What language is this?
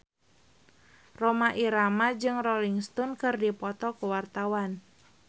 Sundanese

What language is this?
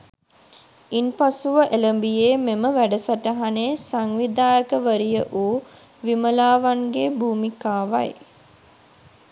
Sinhala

